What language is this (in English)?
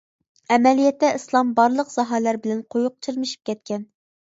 Uyghur